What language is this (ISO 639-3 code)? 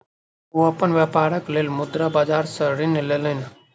mai